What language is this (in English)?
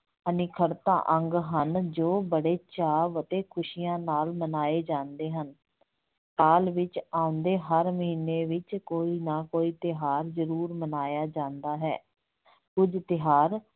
Punjabi